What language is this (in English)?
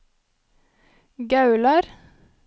Norwegian